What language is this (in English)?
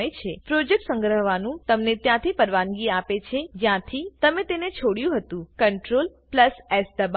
Gujarati